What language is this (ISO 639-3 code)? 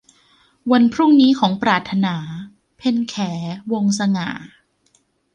tha